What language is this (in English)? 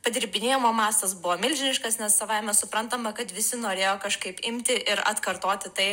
Lithuanian